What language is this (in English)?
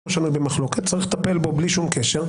Hebrew